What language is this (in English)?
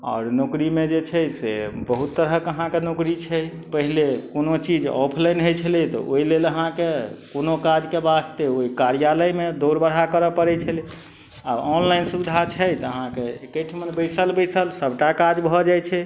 Maithili